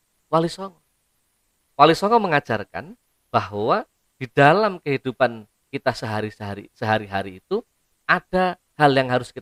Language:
Indonesian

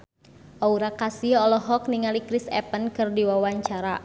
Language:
Sundanese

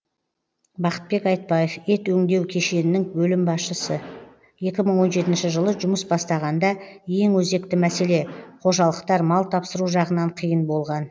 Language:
Kazakh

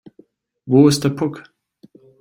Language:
German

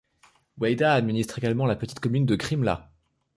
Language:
French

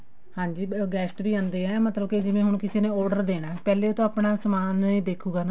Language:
Punjabi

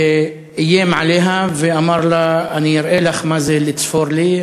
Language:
Hebrew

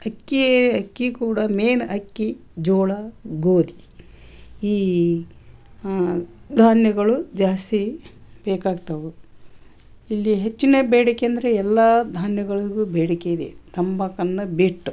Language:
Kannada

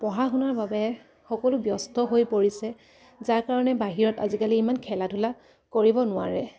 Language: Assamese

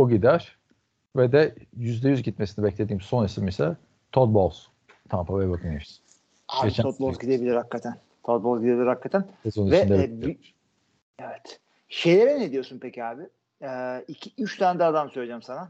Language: Turkish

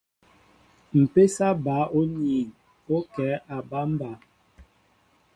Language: Mbo (Cameroon)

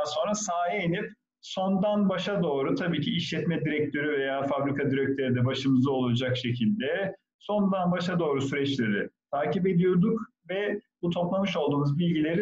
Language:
Turkish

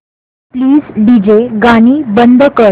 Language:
Marathi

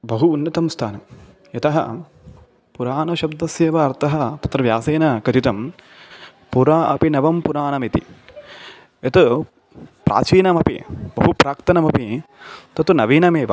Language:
Sanskrit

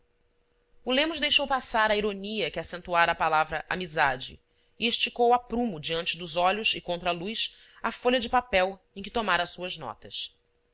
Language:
Portuguese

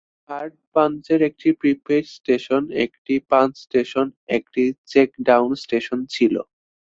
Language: Bangla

